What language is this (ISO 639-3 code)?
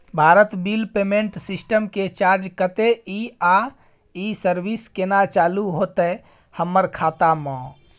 mai